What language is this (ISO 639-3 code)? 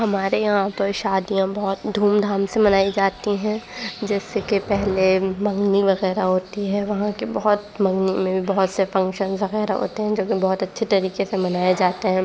urd